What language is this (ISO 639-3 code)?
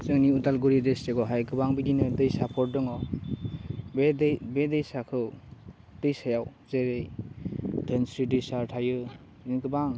brx